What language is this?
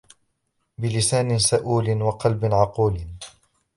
Arabic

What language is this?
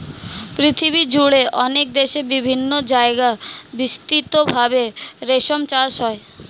Bangla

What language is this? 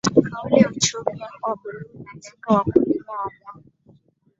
Swahili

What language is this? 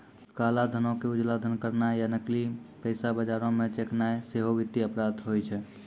Maithili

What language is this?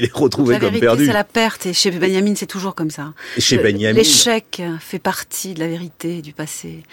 French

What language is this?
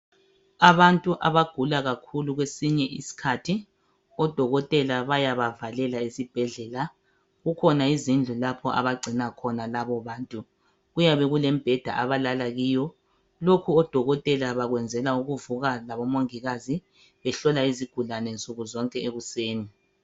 North Ndebele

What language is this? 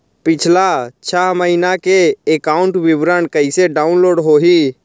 Chhattisgarhi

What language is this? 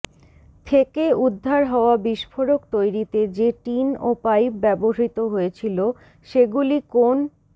Bangla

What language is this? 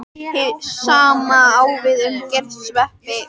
Icelandic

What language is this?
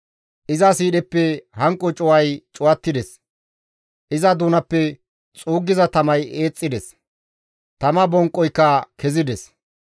Gamo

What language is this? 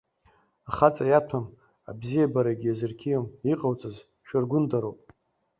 Abkhazian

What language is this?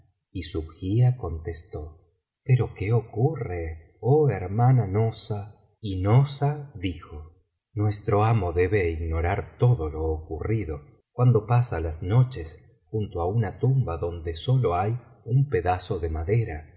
Spanish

